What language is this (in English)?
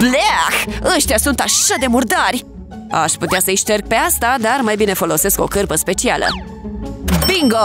Romanian